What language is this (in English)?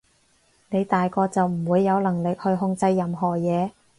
Cantonese